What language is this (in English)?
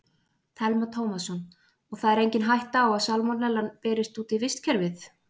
Icelandic